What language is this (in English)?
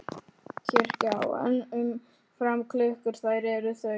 Icelandic